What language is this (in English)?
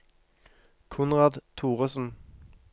Norwegian